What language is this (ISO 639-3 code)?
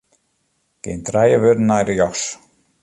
fry